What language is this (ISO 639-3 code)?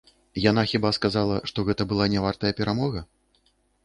bel